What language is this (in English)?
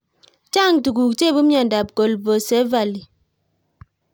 Kalenjin